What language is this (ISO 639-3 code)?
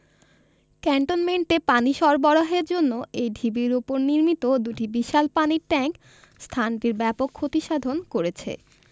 ben